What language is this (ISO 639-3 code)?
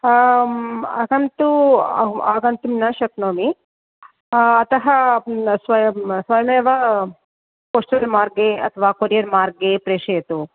san